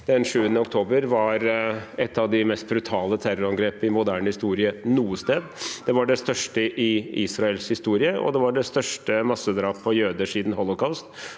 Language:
Norwegian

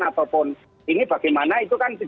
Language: Indonesian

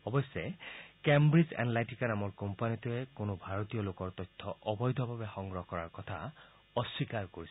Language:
Assamese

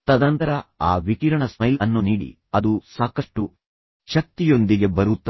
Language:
Kannada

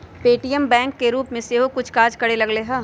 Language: Magahi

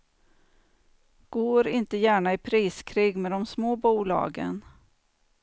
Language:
Swedish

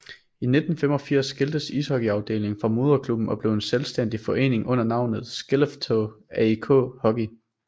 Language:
Danish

